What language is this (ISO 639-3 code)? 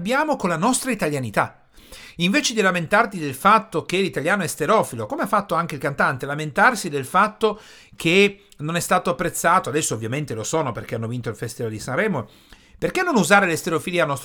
ita